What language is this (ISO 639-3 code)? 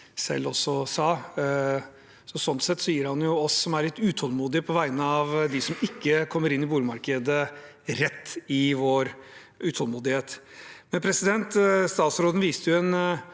nor